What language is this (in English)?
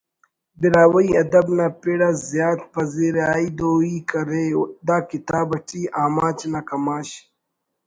Brahui